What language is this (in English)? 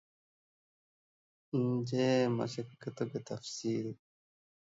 Divehi